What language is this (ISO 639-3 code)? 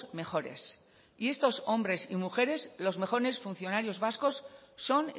spa